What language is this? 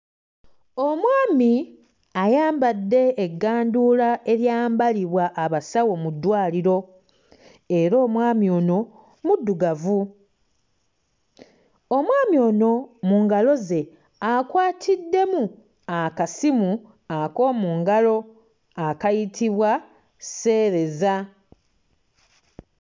Ganda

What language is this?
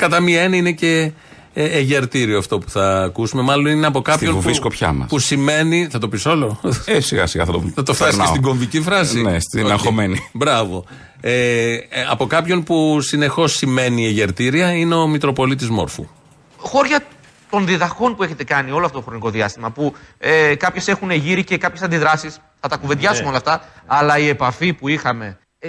Greek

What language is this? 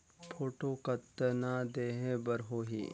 Chhattisgarhi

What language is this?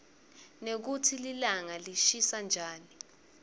Swati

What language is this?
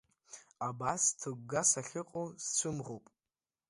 Abkhazian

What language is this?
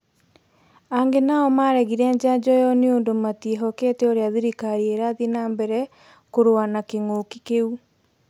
Kikuyu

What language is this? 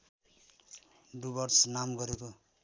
Nepali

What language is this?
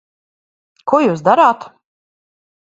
Latvian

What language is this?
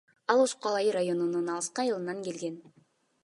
Kyrgyz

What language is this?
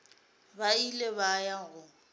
Northern Sotho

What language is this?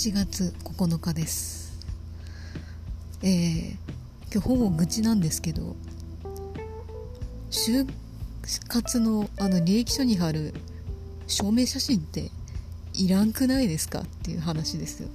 Japanese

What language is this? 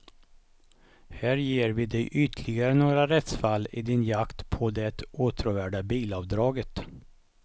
Swedish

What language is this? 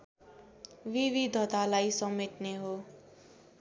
Nepali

